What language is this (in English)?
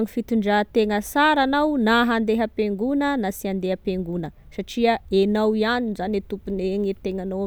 Tesaka Malagasy